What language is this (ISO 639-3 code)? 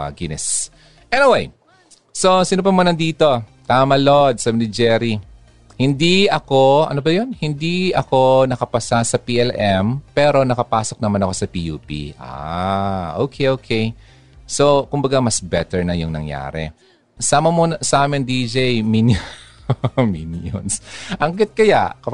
fil